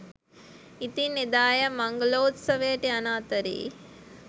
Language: Sinhala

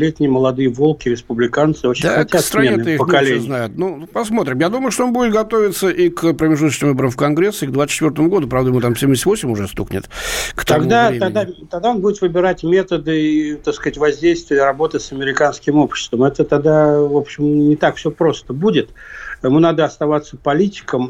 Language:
Russian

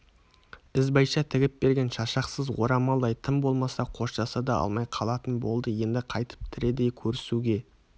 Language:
Kazakh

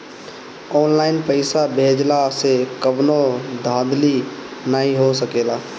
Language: Bhojpuri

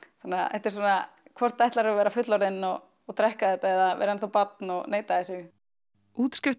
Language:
Icelandic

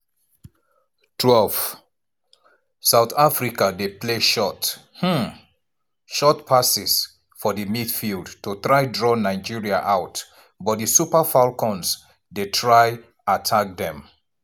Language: Nigerian Pidgin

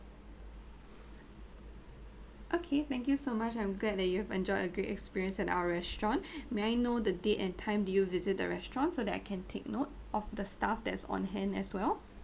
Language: English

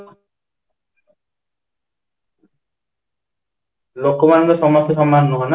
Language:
Odia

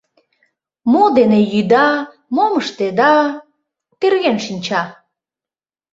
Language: Mari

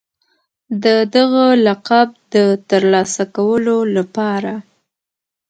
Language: Pashto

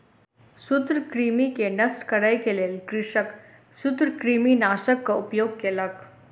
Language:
Maithili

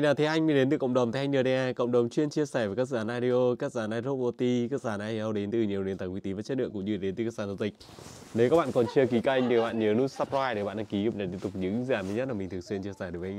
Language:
Vietnamese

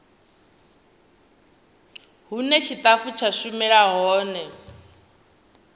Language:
Venda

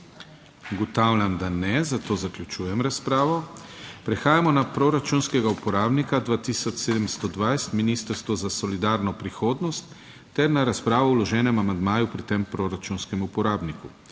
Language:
Slovenian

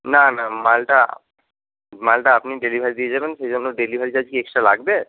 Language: Bangla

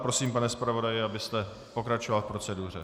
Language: Czech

